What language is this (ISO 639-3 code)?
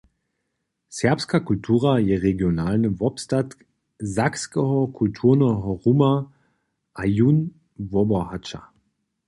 hsb